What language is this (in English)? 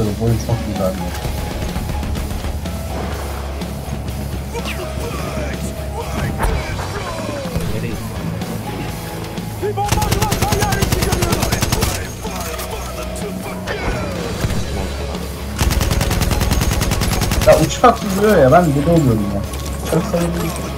Turkish